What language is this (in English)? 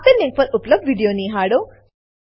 Gujarati